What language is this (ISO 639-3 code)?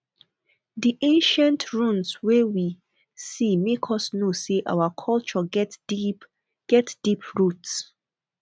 pcm